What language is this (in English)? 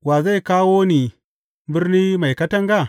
Hausa